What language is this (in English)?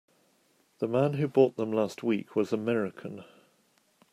English